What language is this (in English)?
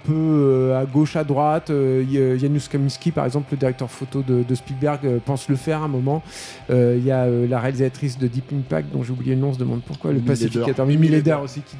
French